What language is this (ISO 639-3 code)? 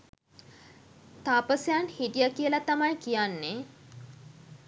sin